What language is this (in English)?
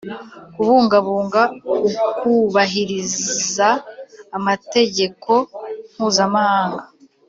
Kinyarwanda